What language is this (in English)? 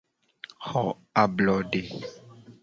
Gen